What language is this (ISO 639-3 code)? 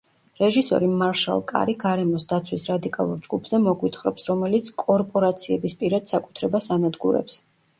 kat